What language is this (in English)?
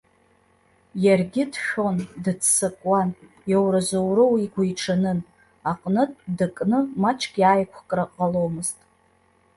Abkhazian